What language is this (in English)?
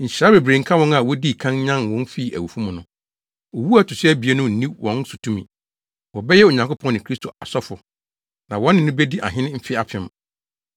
Akan